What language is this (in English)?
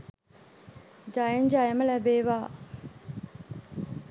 Sinhala